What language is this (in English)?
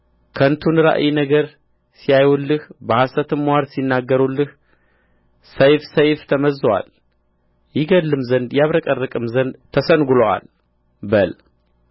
Amharic